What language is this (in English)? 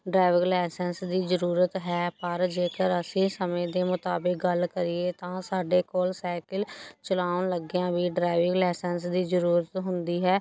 Punjabi